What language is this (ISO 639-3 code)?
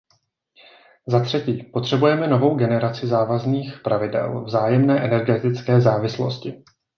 ces